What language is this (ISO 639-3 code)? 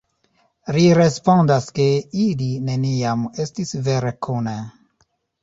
epo